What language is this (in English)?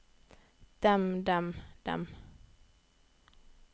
Norwegian